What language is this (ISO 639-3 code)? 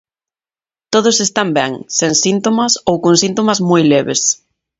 glg